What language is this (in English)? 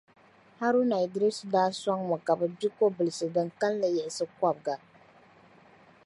Dagbani